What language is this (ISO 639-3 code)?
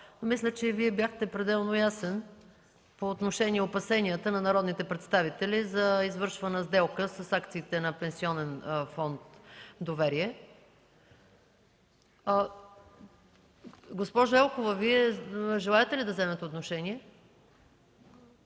bul